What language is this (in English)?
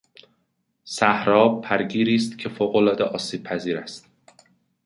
Persian